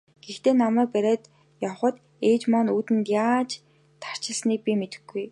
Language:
Mongolian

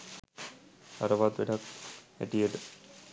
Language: Sinhala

